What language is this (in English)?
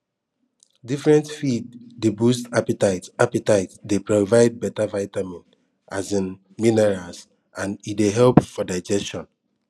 Nigerian Pidgin